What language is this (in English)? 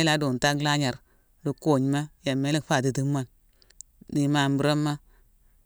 Mansoanka